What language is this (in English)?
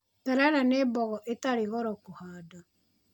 Kikuyu